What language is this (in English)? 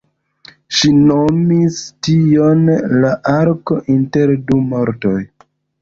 Esperanto